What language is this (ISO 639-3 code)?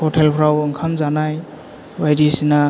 brx